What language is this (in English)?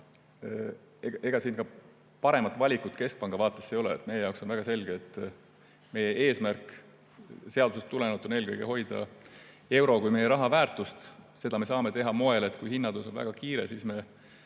Estonian